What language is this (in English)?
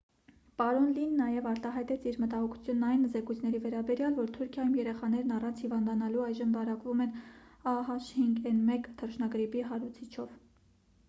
Armenian